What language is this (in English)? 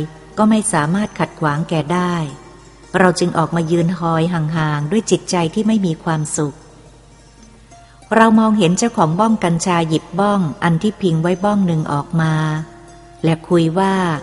Thai